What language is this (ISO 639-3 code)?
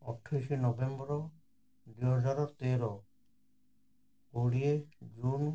ori